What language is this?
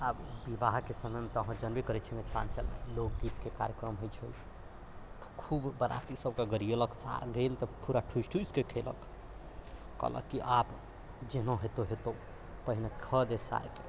Maithili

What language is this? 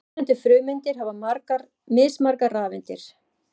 Icelandic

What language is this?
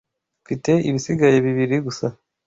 Kinyarwanda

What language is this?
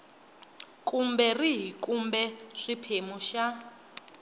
Tsonga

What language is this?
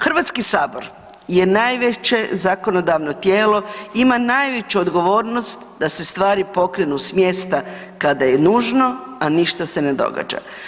Croatian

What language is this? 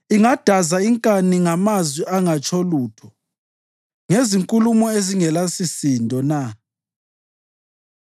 North Ndebele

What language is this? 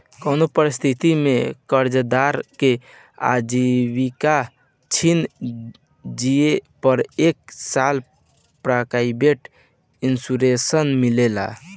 Bhojpuri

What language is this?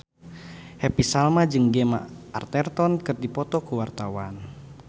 Sundanese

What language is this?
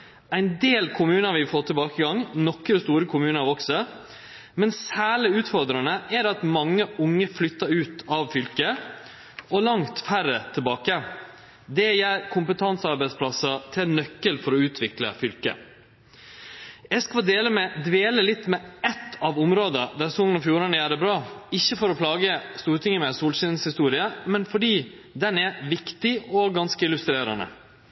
Norwegian Nynorsk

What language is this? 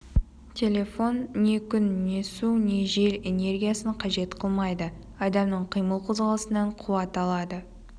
Kazakh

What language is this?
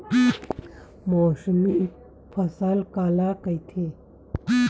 Chhattisgarhi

